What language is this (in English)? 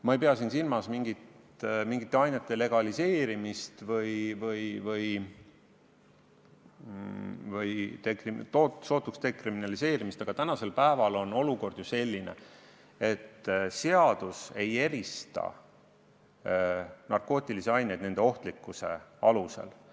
Estonian